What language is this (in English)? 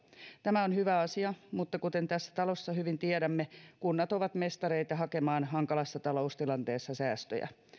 Finnish